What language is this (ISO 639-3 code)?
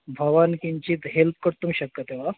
san